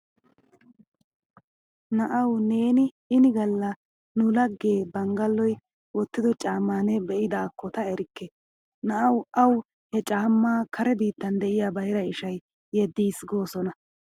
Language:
Wolaytta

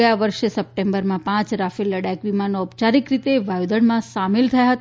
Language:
Gujarati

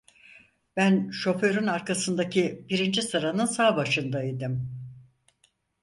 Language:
Turkish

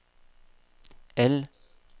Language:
Norwegian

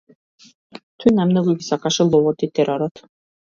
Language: Macedonian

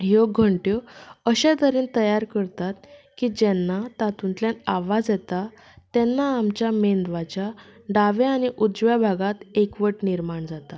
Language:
Konkani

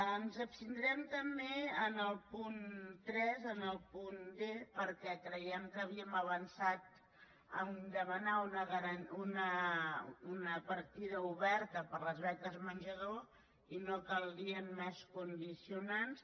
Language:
Catalan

